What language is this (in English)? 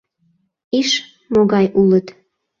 Mari